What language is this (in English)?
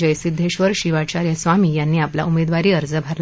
Marathi